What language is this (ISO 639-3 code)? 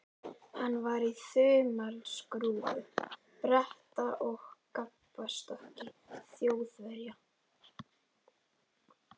isl